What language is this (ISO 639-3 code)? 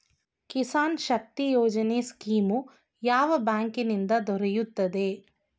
kan